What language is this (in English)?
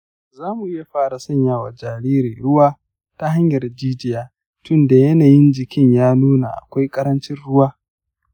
Hausa